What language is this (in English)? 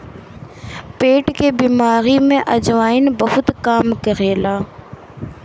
Bhojpuri